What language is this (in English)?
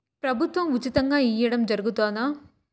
Telugu